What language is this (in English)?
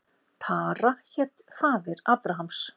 Icelandic